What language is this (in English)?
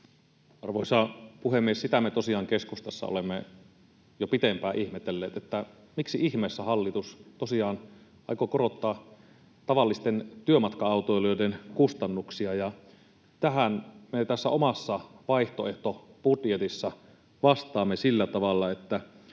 Finnish